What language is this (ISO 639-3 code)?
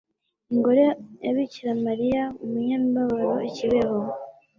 kin